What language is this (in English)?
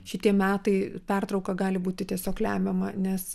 Lithuanian